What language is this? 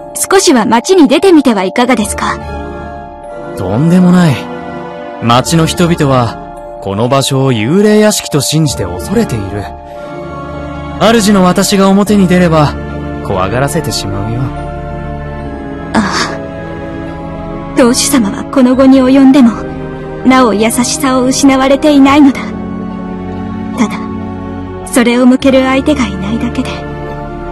Japanese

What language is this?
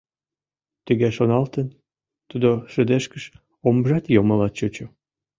Mari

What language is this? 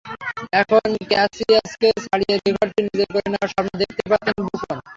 Bangla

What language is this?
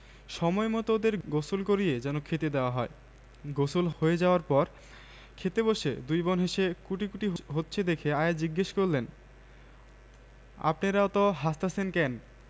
Bangla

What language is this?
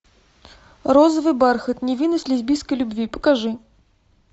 Russian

